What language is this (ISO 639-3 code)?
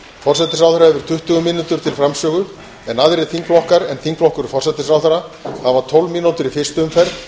isl